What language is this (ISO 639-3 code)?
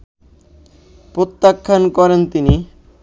ben